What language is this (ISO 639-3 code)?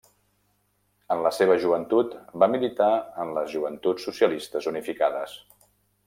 cat